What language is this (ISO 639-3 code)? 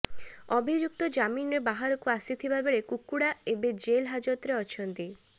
ori